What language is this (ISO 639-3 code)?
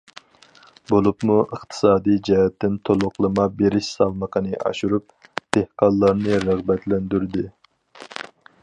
uig